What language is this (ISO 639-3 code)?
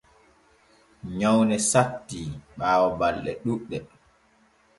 fue